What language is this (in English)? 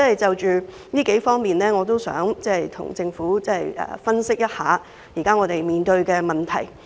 Cantonese